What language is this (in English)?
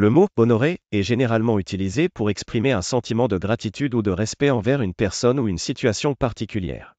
French